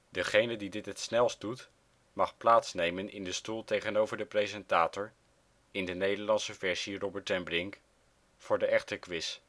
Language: Dutch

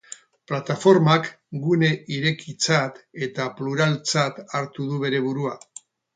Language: Basque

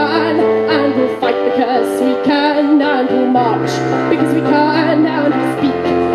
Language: English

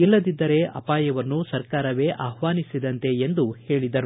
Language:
Kannada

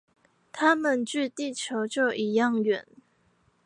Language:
Chinese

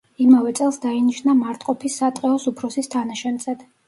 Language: Georgian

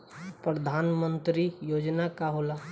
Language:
Bhojpuri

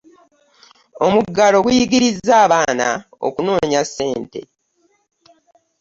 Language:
Ganda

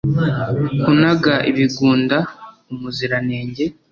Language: Kinyarwanda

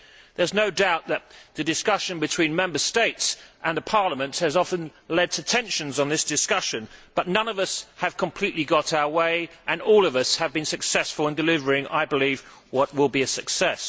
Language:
English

